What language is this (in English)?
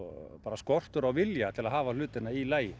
Icelandic